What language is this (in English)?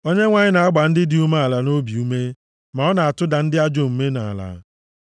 Igbo